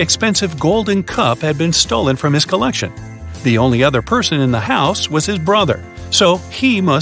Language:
English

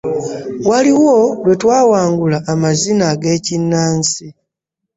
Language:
Ganda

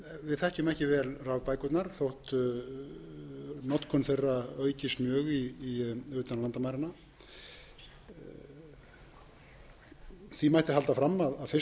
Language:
Icelandic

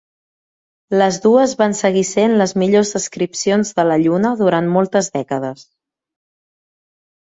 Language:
Catalan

